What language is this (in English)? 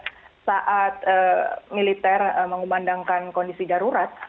Indonesian